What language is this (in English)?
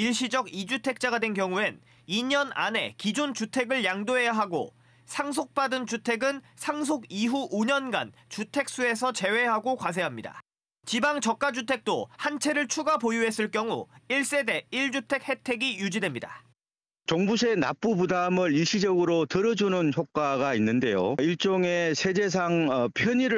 Korean